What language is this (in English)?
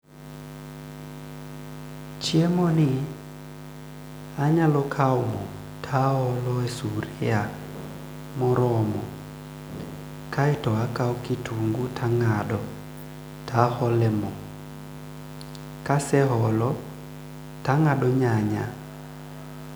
Luo (Kenya and Tanzania)